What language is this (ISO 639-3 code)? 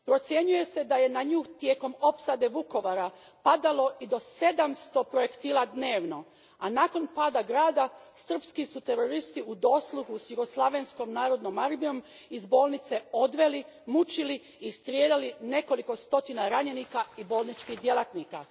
hrv